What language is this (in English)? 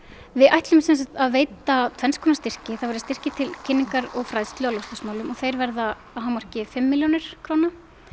Icelandic